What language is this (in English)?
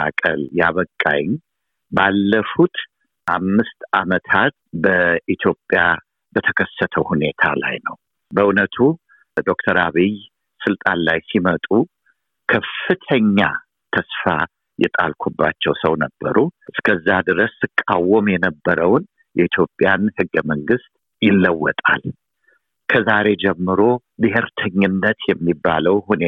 Amharic